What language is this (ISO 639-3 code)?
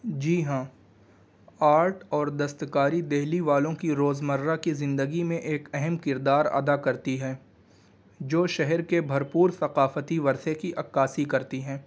urd